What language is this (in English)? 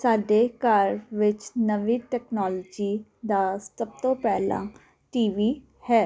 Punjabi